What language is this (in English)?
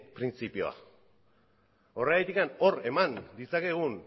Basque